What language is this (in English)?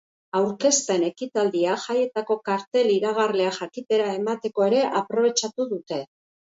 Basque